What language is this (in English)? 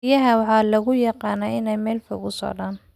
Somali